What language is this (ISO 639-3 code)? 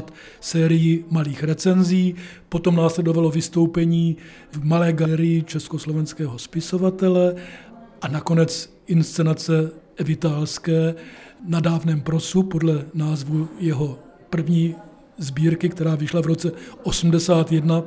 ces